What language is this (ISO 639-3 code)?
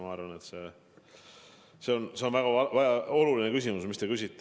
est